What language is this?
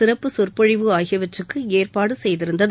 Tamil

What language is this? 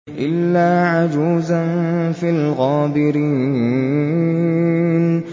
Arabic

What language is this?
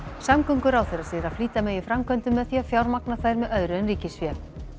Icelandic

